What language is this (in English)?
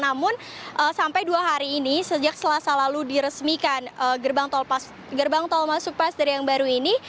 Indonesian